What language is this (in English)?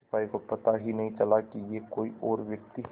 Hindi